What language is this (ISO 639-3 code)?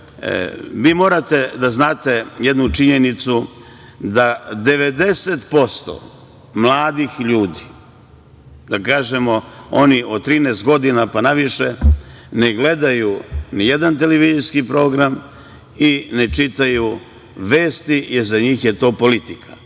srp